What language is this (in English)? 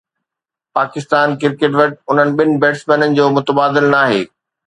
Sindhi